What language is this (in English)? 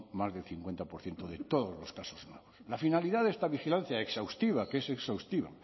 Spanish